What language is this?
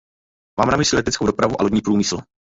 Czech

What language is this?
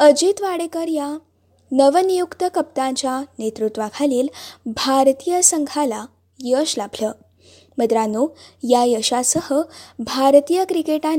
Marathi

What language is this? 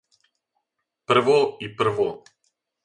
Serbian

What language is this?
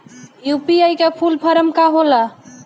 Bhojpuri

